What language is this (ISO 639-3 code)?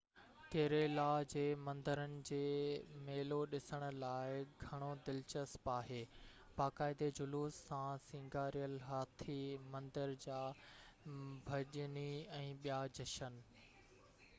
snd